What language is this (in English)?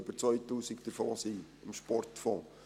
Swiss German